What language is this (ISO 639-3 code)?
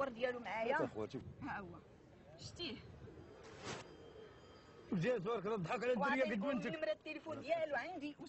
ara